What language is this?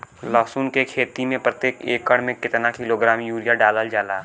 Bhojpuri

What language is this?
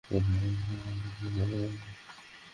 Bangla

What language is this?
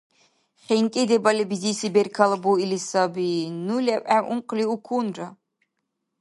Dargwa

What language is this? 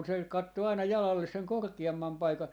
Finnish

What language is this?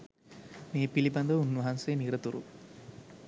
Sinhala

